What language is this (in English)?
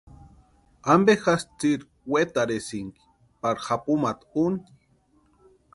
Western Highland Purepecha